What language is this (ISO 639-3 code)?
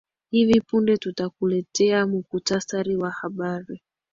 swa